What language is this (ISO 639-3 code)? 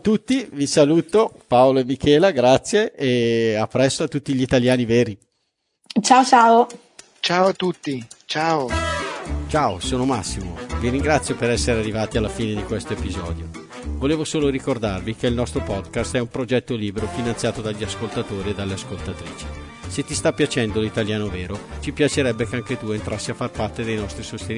ita